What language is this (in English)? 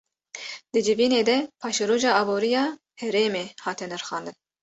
Kurdish